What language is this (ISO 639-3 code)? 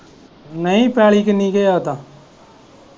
pan